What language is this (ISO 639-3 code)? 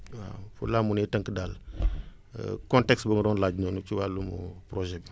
wol